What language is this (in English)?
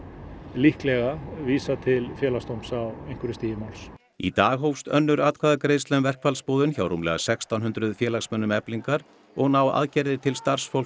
Icelandic